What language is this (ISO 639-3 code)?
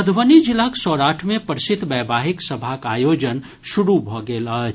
mai